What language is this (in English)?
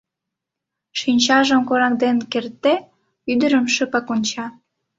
Mari